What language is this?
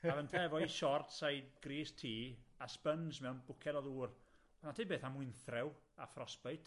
Welsh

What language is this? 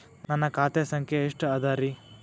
Kannada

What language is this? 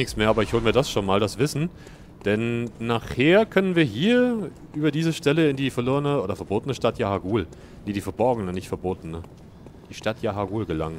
German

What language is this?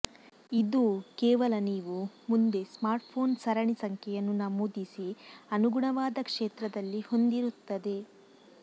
Kannada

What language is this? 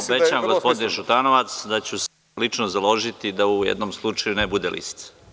Serbian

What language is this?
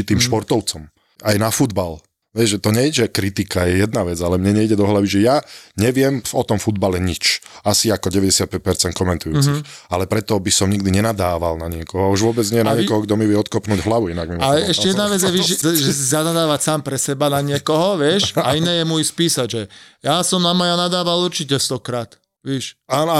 Slovak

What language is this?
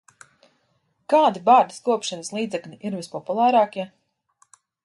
Latvian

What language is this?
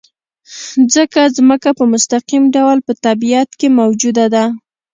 Pashto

